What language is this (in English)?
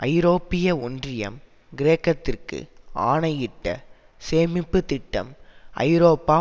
Tamil